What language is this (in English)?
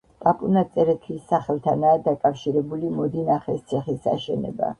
Georgian